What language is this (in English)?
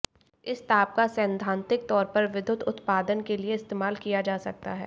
Hindi